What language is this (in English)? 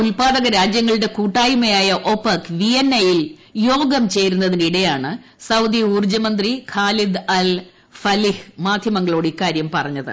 Malayalam